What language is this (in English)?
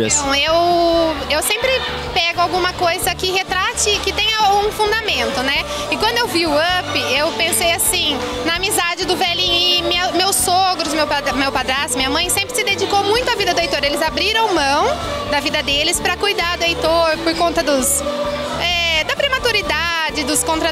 Portuguese